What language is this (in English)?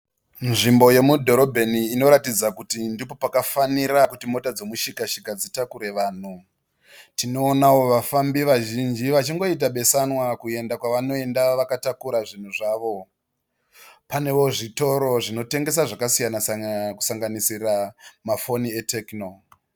Shona